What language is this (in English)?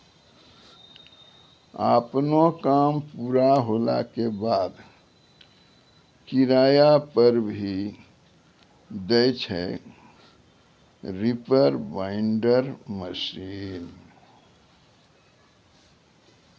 Maithili